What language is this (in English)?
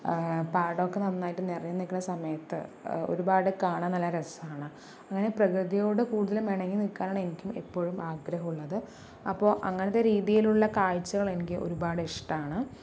Malayalam